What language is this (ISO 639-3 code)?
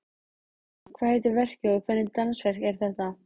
isl